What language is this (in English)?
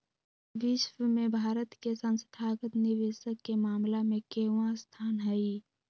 Magahi